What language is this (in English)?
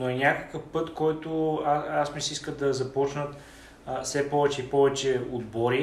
Bulgarian